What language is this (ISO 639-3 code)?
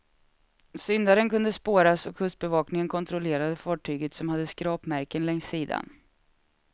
swe